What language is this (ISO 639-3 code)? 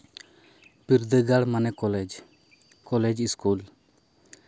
sat